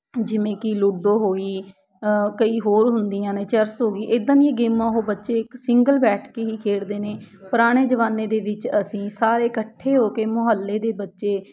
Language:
Punjabi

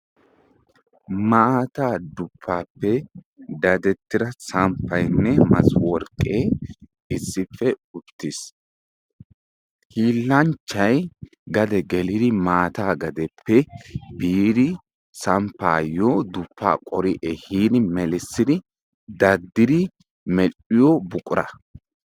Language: Wolaytta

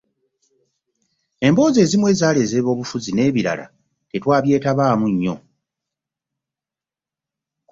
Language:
Ganda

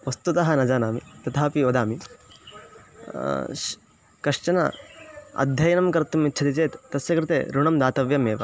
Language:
Sanskrit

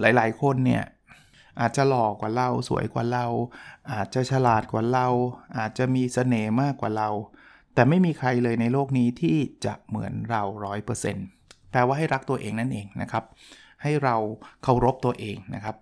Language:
Thai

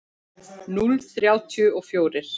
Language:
Icelandic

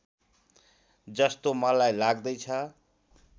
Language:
Nepali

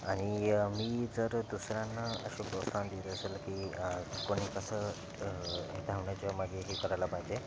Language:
Marathi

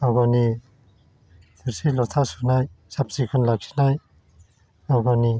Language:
Bodo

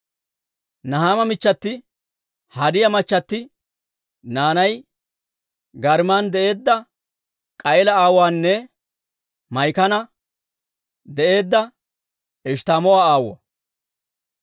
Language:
Dawro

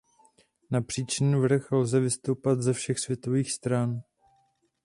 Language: Czech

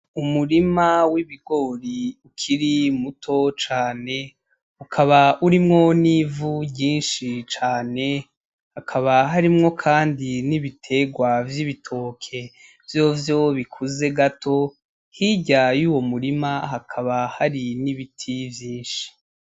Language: Rundi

